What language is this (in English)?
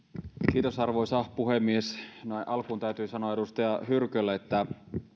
Finnish